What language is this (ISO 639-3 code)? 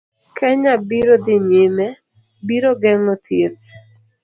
luo